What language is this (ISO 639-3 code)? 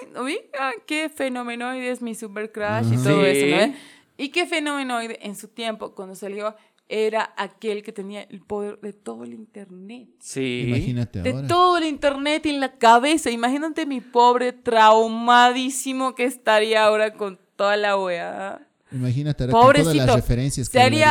spa